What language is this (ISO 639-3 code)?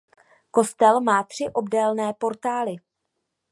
ces